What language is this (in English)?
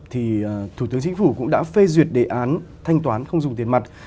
Vietnamese